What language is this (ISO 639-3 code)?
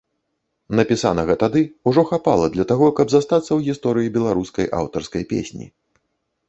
bel